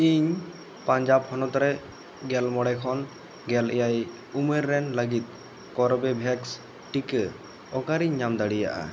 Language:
Santali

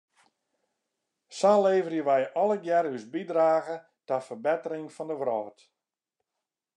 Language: Western Frisian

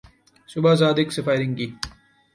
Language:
Urdu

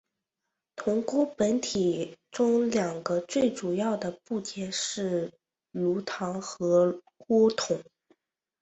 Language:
Chinese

